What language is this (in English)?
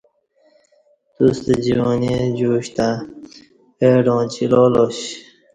Kati